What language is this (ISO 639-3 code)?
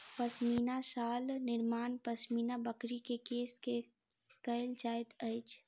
mai